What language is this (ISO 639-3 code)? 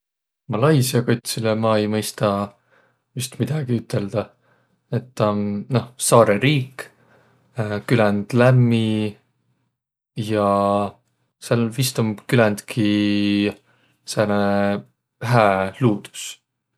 vro